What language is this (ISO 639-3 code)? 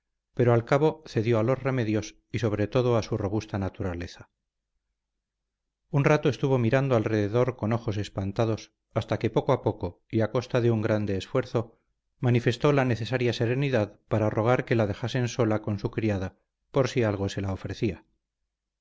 spa